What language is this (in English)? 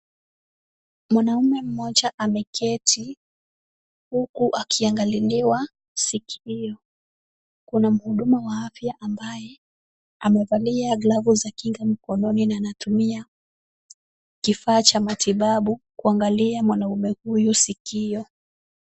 Swahili